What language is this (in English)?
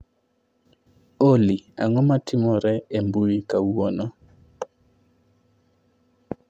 Luo (Kenya and Tanzania)